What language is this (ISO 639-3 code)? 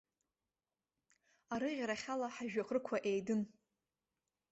abk